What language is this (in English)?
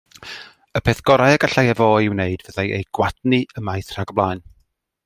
Welsh